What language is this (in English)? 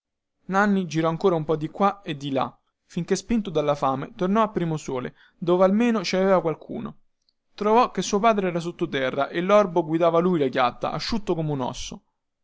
Italian